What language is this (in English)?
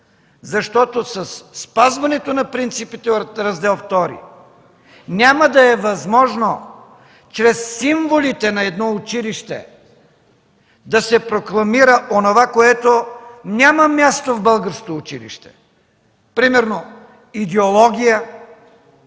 Bulgarian